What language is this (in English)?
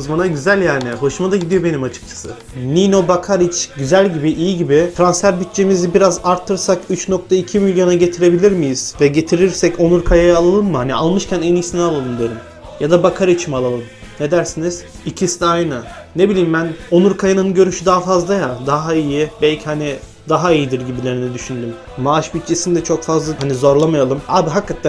Turkish